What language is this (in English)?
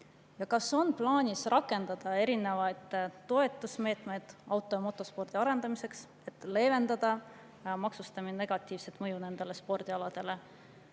Estonian